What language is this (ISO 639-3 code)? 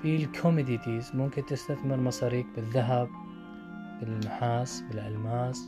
ara